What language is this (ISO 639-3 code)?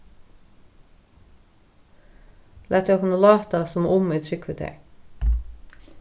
fao